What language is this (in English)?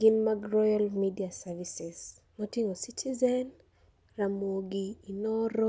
Luo (Kenya and Tanzania)